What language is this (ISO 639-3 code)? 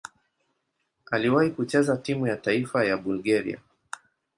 swa